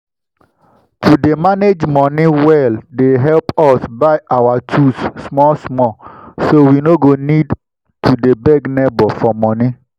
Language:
Nigerian Pidgin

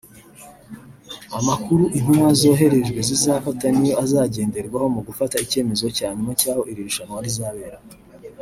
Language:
Kinyarwanda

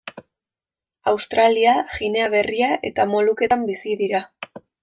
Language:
Basque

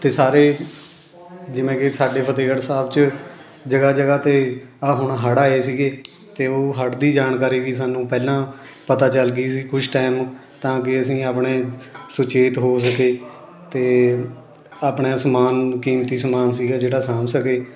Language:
Punjabi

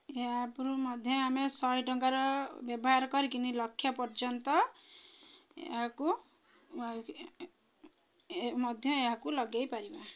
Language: Odia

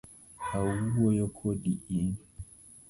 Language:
Luo (Kenya and Tanzania)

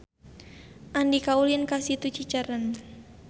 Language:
Sundanese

